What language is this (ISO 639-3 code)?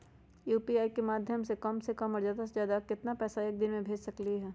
mag